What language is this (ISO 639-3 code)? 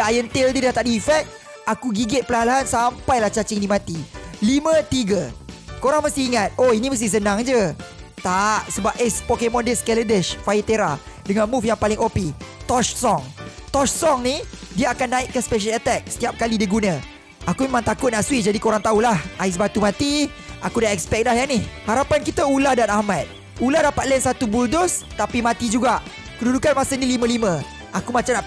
msa